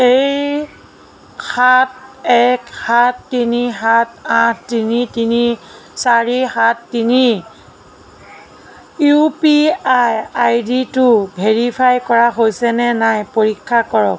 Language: Assamese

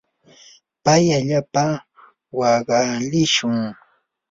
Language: Yanahuanca Pasco Quechua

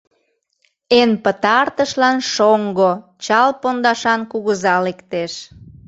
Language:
Mari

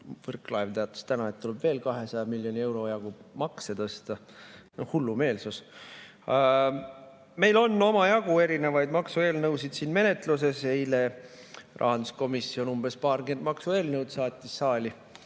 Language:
Estonian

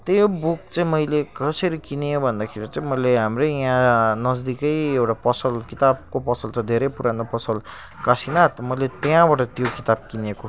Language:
Nepali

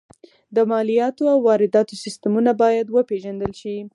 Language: Pashto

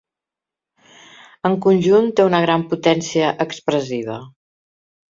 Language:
Catalan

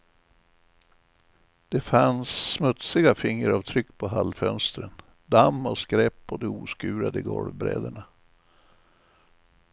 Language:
Swedish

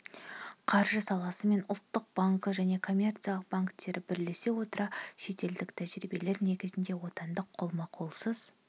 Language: Kazakh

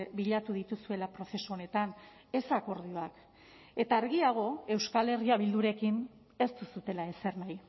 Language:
Basque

